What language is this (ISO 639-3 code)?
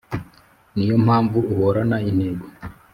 kin